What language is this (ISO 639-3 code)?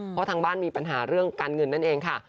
tha